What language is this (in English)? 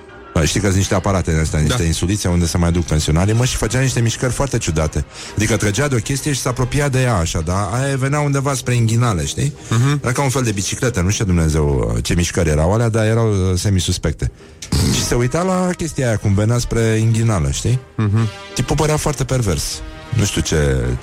Romanian